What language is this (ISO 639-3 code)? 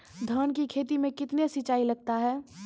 mai